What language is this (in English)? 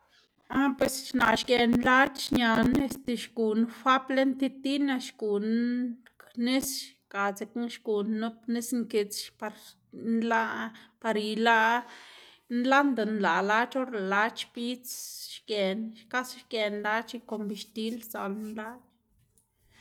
Xanaguía Zapotec